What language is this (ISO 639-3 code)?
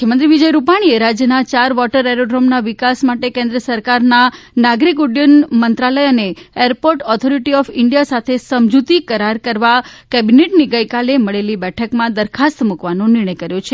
guj